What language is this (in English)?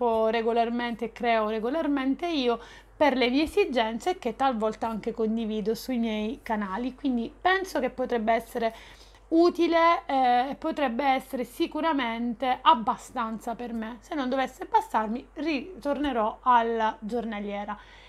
Italian